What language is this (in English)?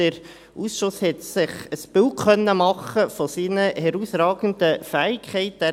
Swiss German